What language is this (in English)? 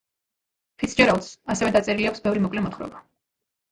Georgian